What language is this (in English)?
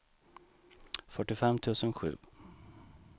Swedish